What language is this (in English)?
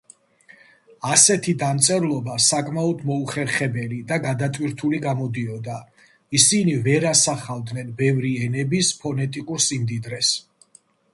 Georgian